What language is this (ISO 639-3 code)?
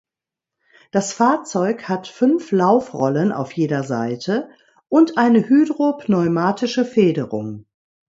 deu